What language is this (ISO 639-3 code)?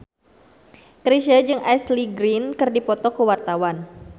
sun